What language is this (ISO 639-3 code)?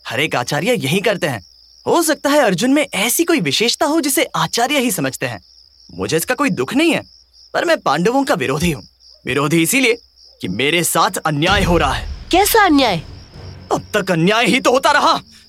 hin